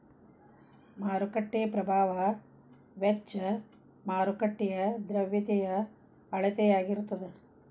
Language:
Kannada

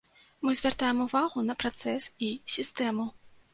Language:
Belarusian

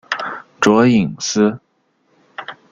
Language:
Chinese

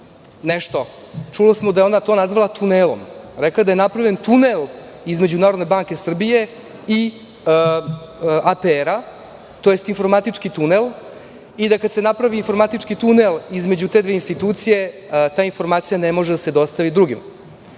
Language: Serbian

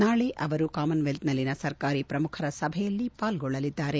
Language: Kannada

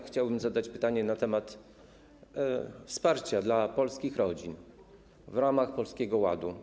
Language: Polish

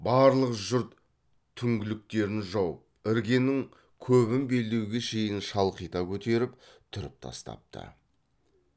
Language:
Kazakh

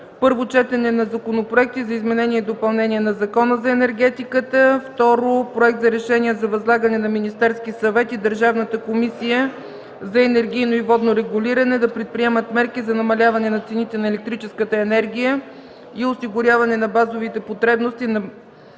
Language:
Bulgarian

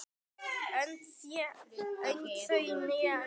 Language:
Icelandic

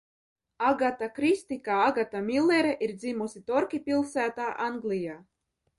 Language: Latvian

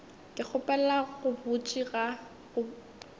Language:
Northern Sotho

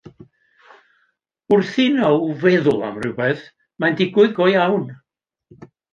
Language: Welsh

